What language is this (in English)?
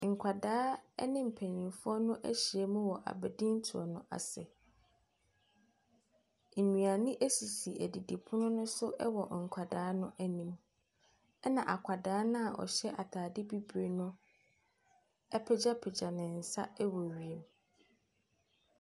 Akan